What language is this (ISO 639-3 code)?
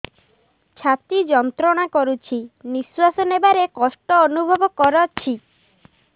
ori